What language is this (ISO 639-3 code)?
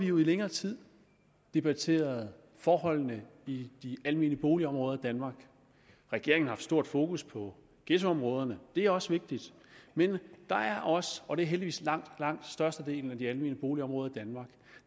dan